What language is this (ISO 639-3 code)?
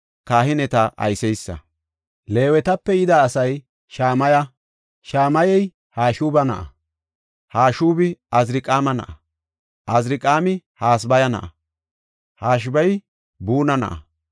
gof